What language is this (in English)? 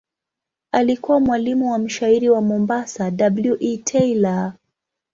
Swahili